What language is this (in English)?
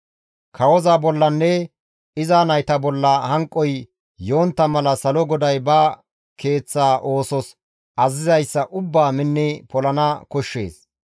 Gamo